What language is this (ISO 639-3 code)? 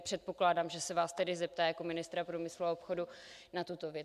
ces